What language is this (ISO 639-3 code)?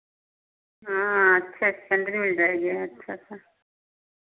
hin